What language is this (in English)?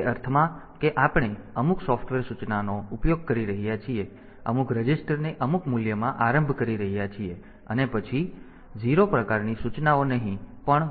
Gujarati